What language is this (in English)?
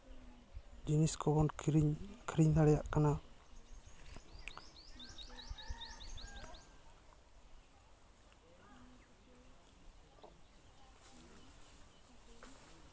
Santali